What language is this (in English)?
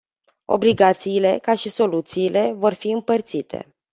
Romanian